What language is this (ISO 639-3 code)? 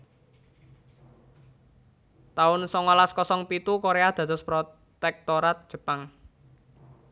jav